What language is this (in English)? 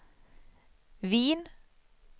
Swedish